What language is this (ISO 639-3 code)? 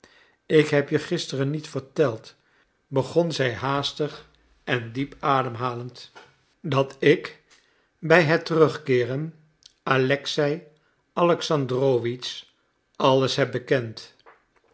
nld